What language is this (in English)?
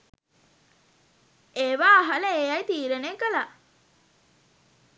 Sinhala